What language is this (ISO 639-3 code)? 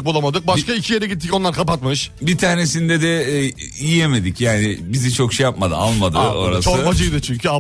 tur